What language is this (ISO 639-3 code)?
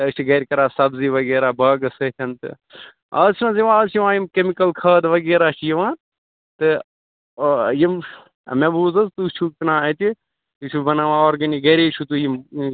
kas